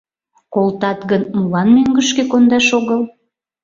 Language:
Mari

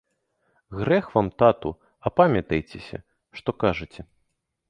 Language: Belarusian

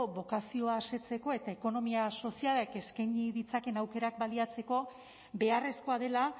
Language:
Basque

